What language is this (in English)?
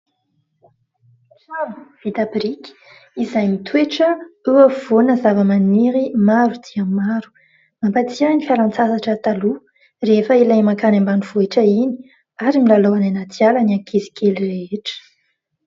Malagasy